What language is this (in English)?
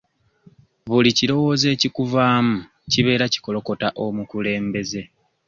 Ganda